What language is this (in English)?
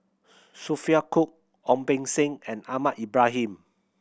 English